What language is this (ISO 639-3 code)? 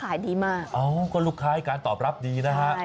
tha